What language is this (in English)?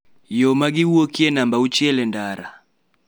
Luo (Kenya and Tanzania)